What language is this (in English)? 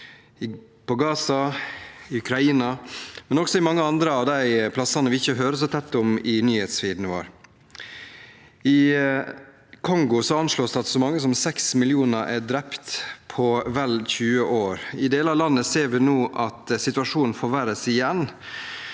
Norwegian